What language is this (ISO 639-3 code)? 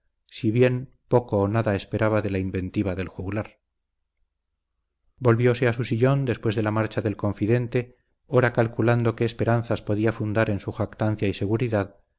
spa